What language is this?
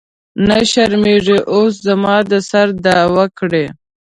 Pashto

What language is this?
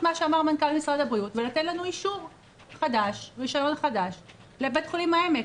Hebrew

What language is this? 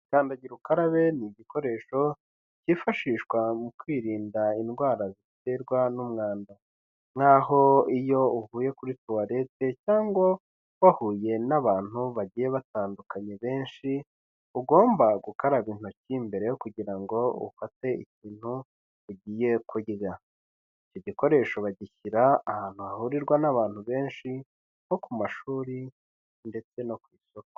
Kinyarwanda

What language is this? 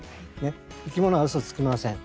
Japanese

